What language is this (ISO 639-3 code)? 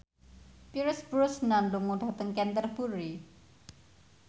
jav